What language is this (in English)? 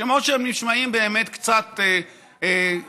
Hebrew